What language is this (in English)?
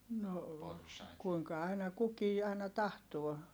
Finnish